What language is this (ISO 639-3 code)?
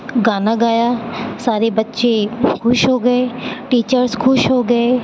urd